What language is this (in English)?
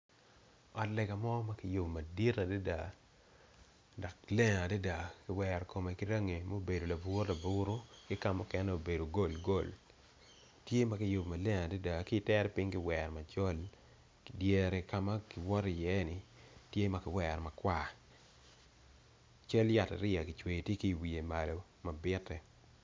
Acoli